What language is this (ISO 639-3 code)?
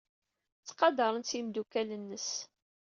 kab